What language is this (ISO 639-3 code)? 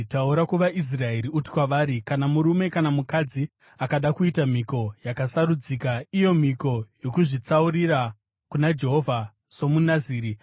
sna